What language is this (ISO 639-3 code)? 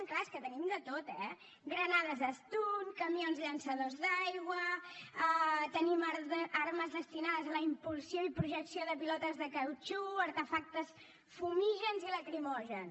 cat